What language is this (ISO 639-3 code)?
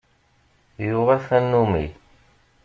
kab